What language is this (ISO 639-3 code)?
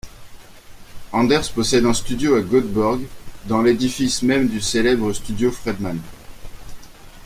fra